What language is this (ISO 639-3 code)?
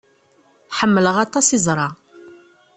kab